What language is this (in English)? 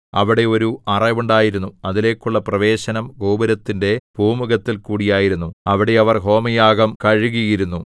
Malayalam